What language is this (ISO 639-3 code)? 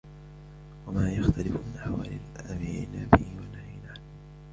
ara